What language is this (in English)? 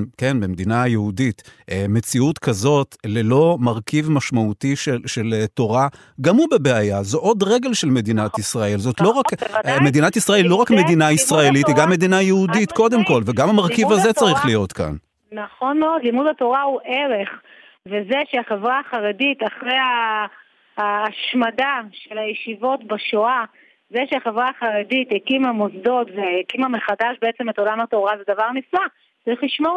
Hebrew